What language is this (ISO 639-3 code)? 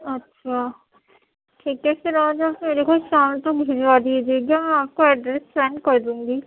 urd